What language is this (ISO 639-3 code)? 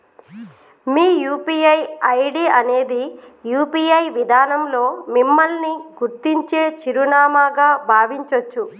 tel